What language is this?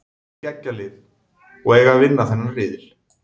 Icelandic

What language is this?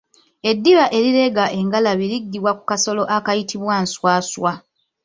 Ganda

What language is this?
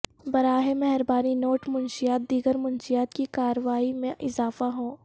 Urdu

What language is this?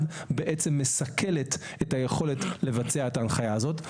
Hebrew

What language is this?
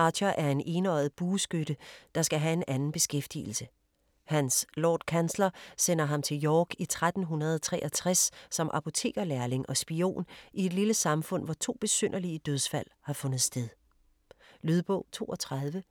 Danish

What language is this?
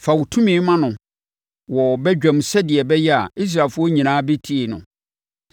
Akan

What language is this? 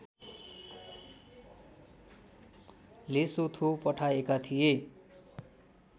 Nepali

